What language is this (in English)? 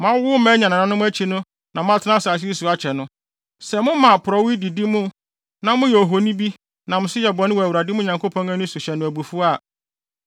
Akan